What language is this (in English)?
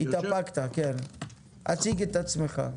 Hebrew